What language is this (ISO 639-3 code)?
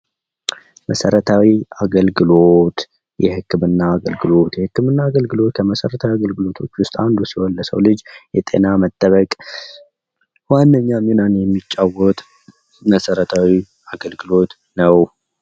amh